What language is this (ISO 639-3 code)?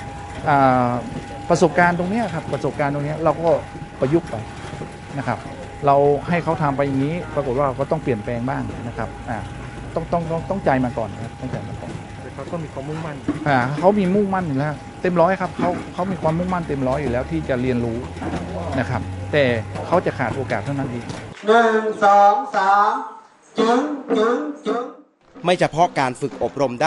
tha